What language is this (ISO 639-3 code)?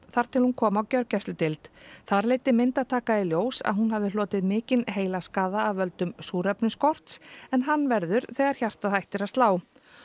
isl